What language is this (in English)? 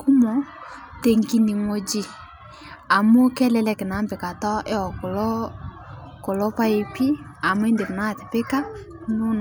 Masai